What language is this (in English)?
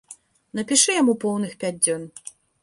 Belarusian